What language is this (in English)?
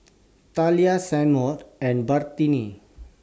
English